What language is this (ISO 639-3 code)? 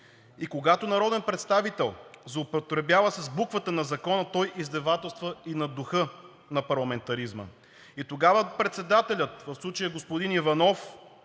bul